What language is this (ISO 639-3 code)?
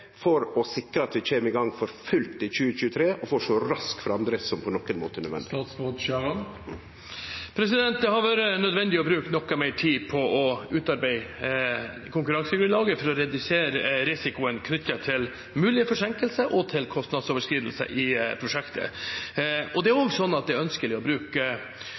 nor